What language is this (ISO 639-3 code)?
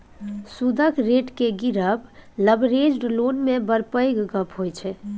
mai